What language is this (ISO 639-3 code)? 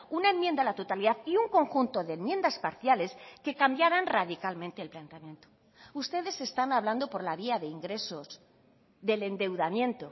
spa